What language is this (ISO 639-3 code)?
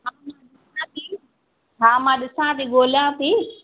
snd